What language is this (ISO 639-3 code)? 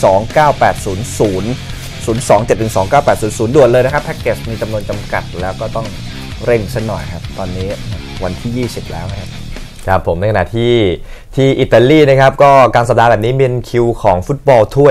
tha